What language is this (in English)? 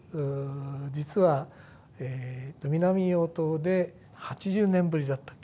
Japanese